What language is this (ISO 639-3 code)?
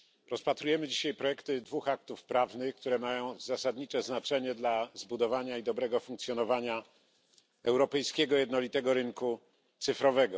pol